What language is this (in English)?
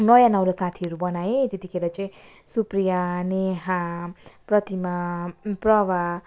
Nepali